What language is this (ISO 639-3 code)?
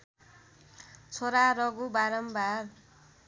nep